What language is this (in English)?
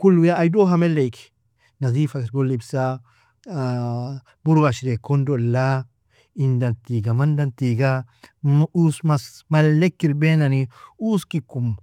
Nobiin